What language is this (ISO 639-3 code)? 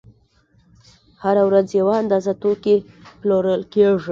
pus